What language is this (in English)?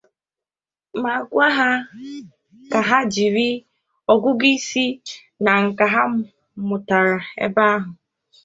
Igbo